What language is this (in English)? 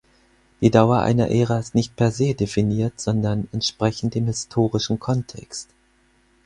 German